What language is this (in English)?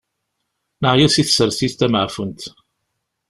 Kabyle